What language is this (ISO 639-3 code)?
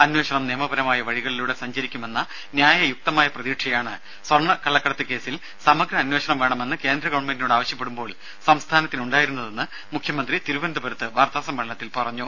mal